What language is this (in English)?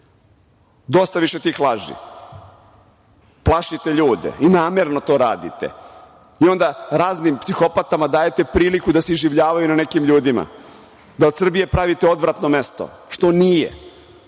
Serbian